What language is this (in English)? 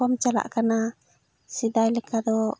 Santali